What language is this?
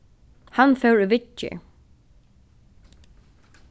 Faroese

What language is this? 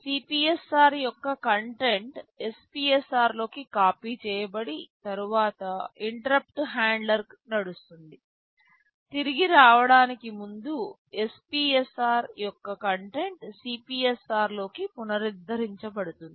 Telugu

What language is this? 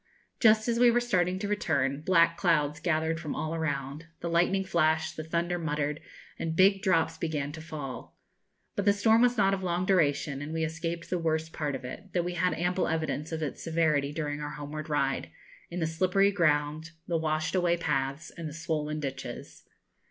English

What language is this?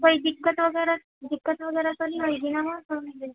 Urdu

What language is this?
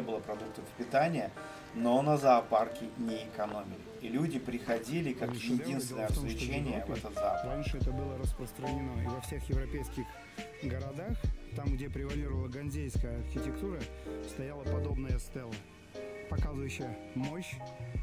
Russian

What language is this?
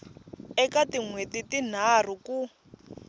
Tsonga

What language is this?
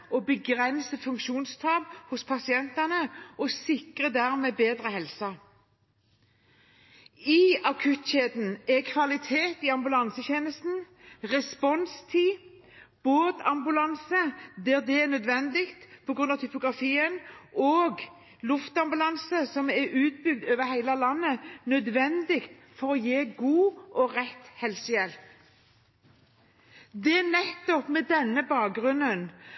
Norwegian Bokmål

